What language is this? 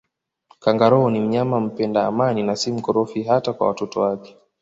Swahili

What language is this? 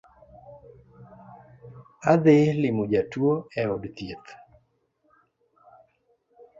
Luo (Kenya and Tanzania)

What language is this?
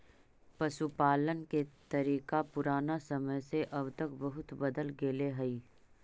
Magahi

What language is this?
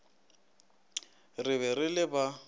Northern Sotho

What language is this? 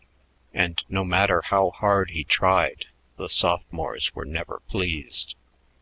English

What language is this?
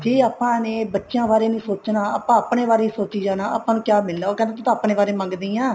Punjabi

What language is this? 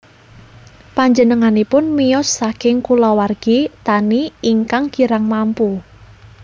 Javanese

